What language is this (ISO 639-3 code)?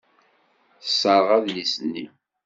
kab